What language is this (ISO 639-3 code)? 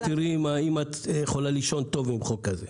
heb